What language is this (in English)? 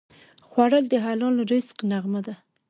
Pashto